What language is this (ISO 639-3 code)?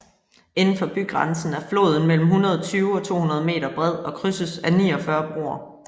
dan